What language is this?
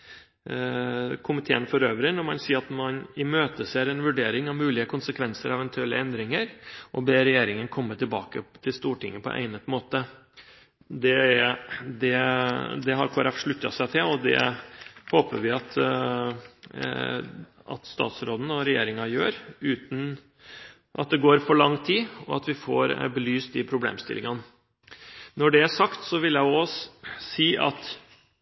Norwegian Bokmål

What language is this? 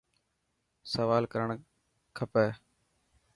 Dhatki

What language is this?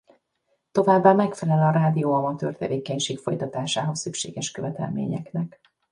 Hungarian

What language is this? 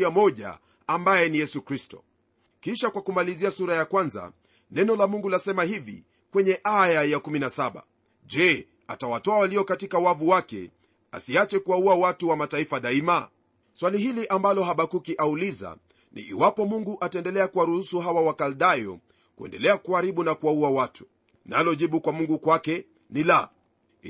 Swahili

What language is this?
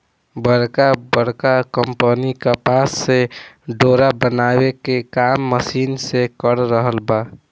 Bhojpuri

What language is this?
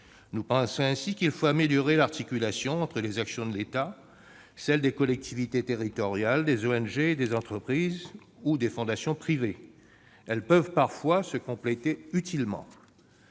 French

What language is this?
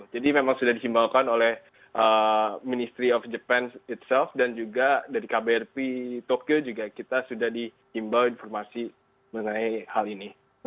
Indonesian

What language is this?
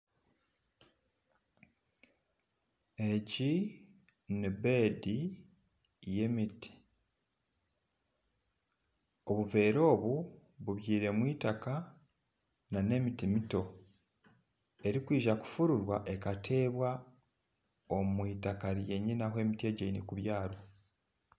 Nyankole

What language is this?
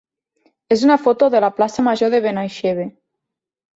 Catalan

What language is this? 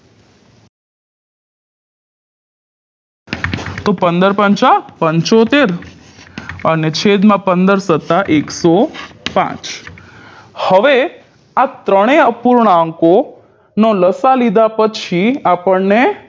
Gujarati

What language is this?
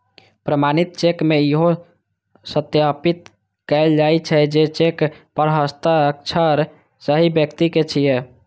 Maithili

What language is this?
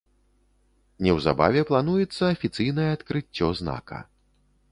Belarusian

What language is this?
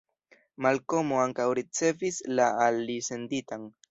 Esperanto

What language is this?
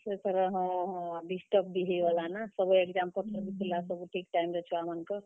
Odia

